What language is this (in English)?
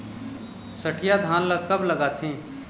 Chhattisgarhi